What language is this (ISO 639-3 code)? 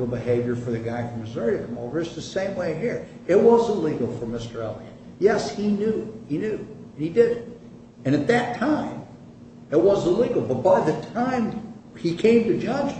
eng